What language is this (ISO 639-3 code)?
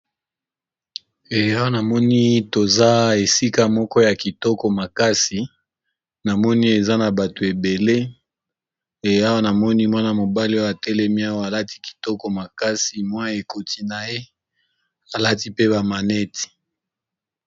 lin